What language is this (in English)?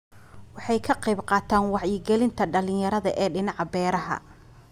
Somali